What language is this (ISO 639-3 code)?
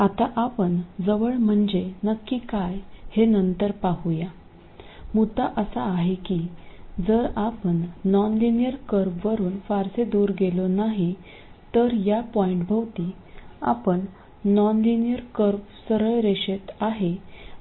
mar